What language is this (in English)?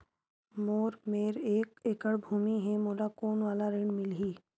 Chhattisgarhi